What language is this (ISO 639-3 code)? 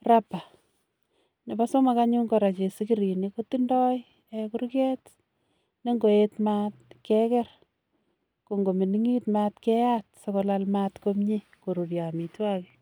kln